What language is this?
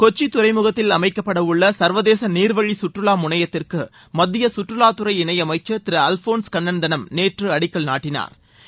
Tamil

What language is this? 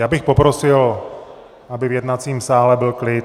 Czech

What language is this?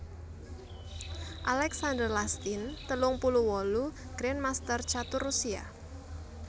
Javanese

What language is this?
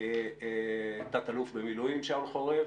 Hebrew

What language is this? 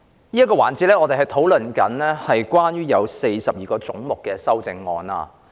Cantonese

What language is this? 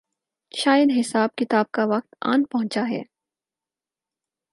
Urdu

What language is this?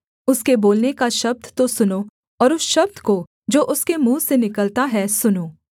Hindi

